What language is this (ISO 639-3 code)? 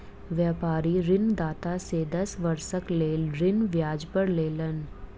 mai